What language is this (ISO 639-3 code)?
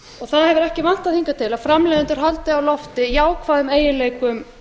isl